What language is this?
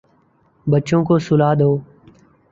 Urdu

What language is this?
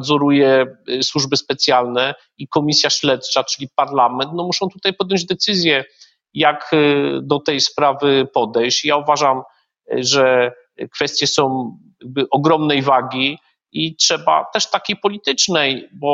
Polish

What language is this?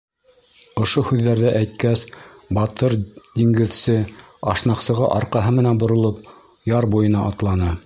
Bashkir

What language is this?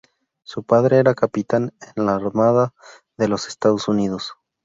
Spanish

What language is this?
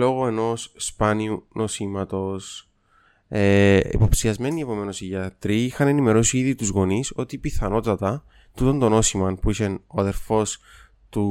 Greek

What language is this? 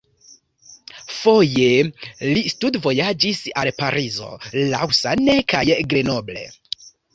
Esperanto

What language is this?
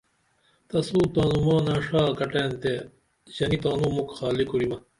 Dameli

